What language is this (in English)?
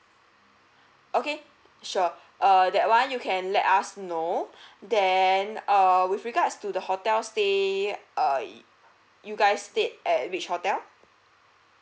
English